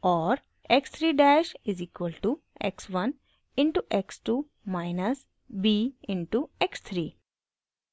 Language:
Hindi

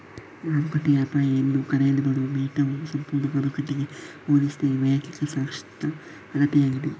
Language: Kannada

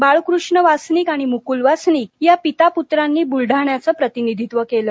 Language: Marathi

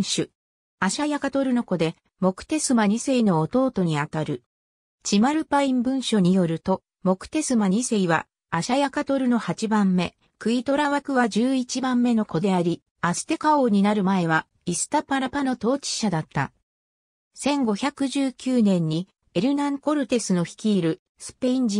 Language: Japanese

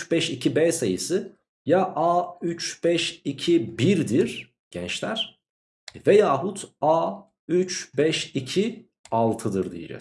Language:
Turkish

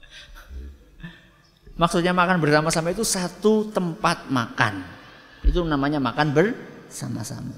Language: Indonesian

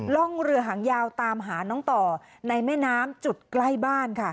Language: Thai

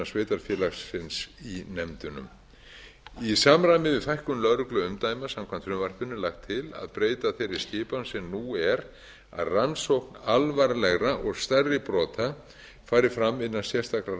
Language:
Icelandic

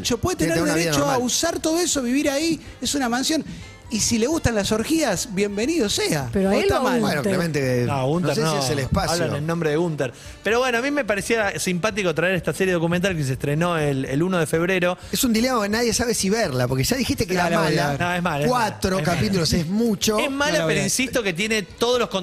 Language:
Spanish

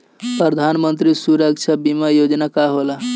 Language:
Bhojpuri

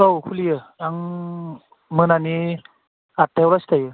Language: Bodo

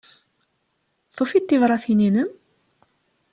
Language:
Kabyle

